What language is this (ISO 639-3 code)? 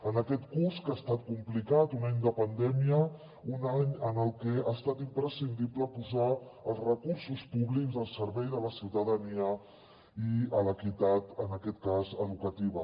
cat